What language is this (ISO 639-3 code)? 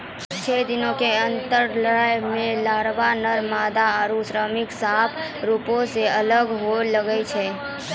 mai